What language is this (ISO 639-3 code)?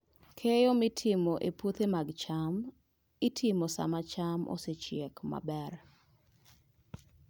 luo